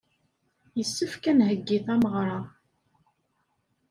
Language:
Kabyle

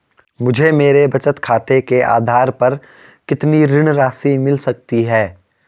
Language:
Hindi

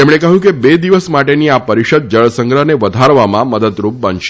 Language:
Gujarati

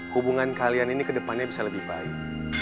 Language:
Indonesian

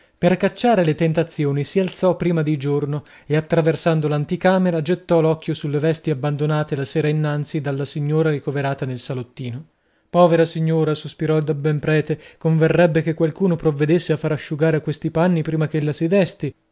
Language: Italian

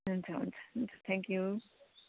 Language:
Nepali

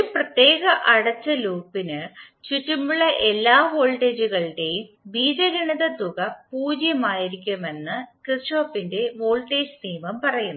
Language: Malayalam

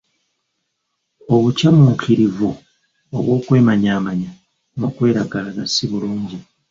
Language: Ganda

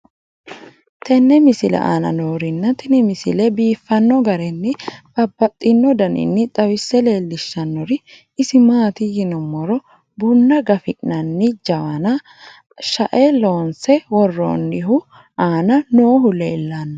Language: Sidamo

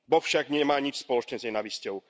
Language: Slovak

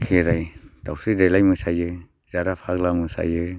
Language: Bodo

